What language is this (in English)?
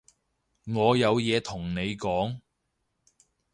Cantonese